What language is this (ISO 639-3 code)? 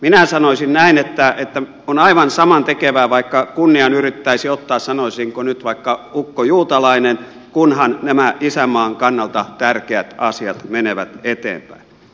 fin